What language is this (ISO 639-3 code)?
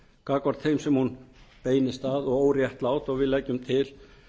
isl